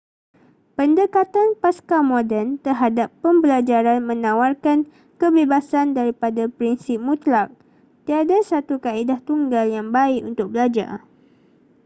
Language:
Malay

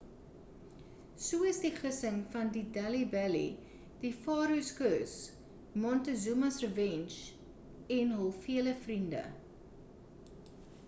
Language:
Afrikaans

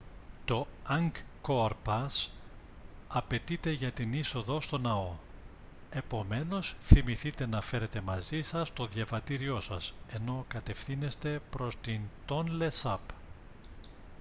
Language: Greek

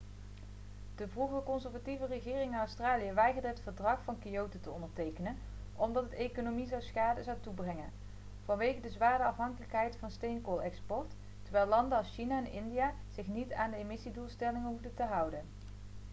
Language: Dutch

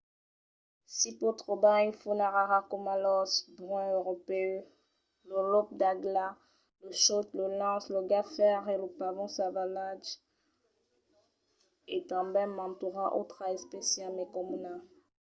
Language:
Occitan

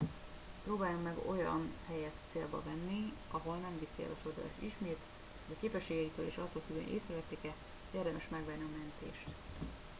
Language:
Hungarian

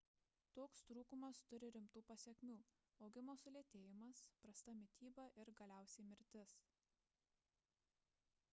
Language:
Lithuanian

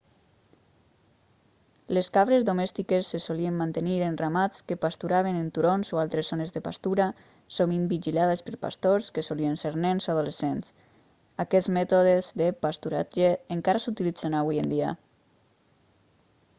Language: Catalan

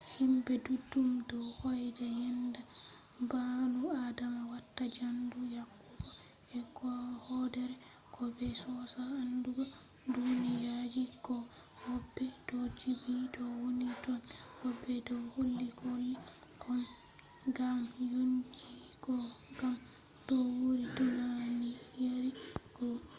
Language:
Fula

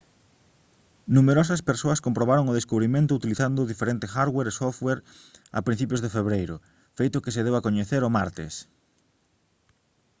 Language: Galician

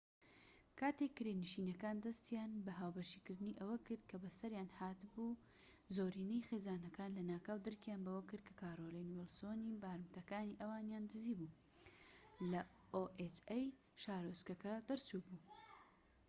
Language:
Central Kurdish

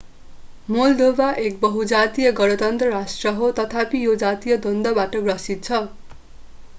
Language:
Nepali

